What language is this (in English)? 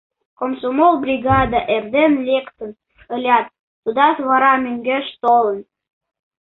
Mari